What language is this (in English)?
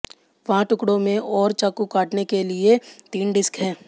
Hindi